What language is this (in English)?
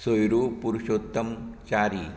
Konkani